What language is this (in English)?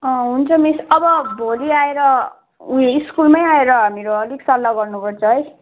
Nepali